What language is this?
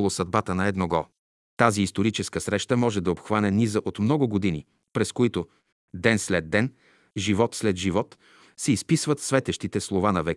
Bulgarian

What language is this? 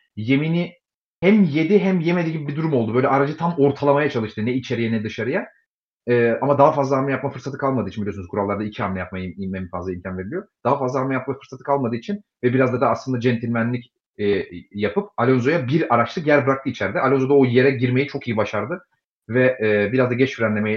Turkish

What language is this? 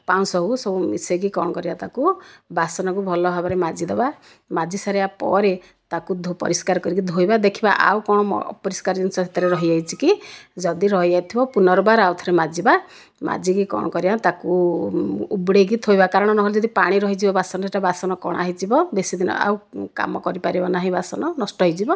Odia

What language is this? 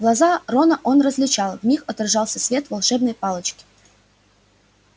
Russian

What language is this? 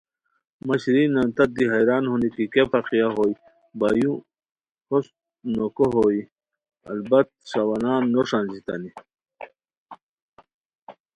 Khowar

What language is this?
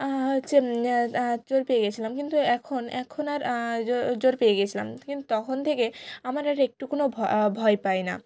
Bangla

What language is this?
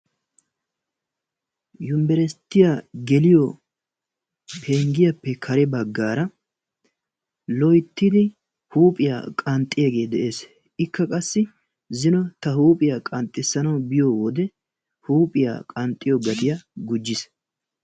Wolaytta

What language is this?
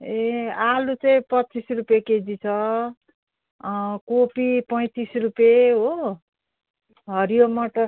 Nepali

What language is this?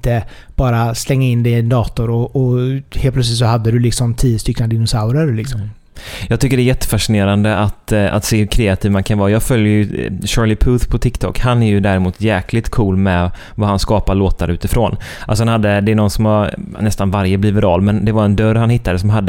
Swedish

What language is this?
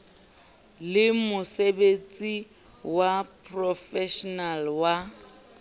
Southern Sotho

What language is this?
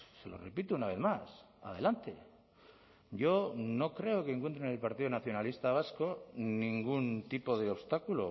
Spanish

